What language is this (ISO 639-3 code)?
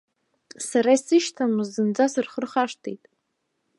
abk